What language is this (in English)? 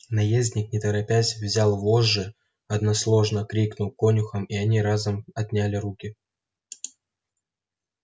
Russian